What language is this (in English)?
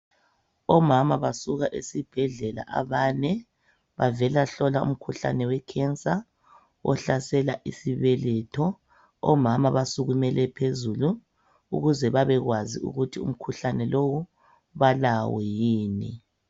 North Ndebele